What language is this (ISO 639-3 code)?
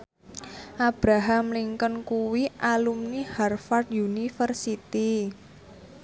jav